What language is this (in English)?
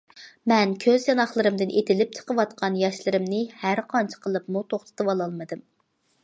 Uyghur